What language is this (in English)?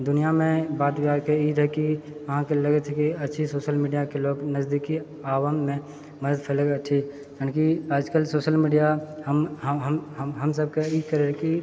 Maithili